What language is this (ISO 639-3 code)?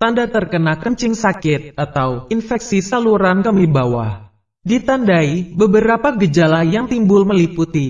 ind